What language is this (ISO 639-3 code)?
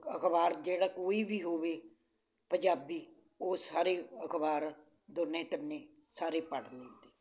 pan